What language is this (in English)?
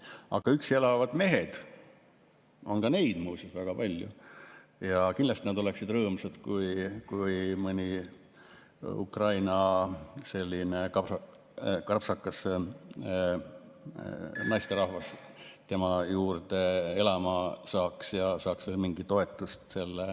Estonian